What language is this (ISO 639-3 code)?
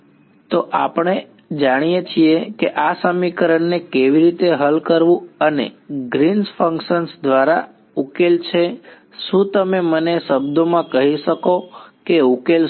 guj